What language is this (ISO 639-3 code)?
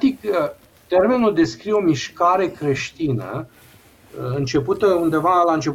ron